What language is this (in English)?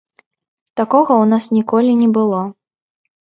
Belarusian